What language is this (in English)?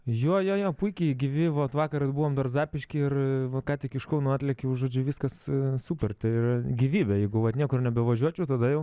Lithuanian